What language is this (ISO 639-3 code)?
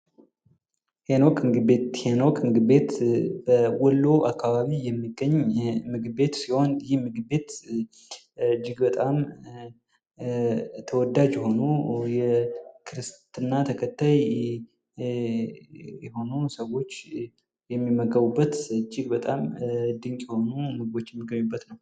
amh